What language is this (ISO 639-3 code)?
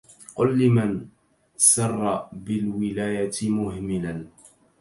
ara